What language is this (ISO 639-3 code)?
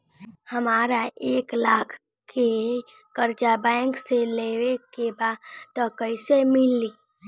bho